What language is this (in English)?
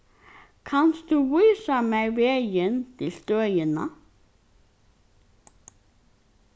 Faroese